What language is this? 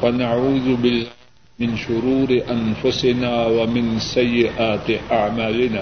Urdu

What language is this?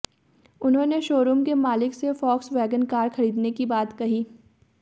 Hindi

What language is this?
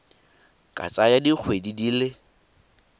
Tswana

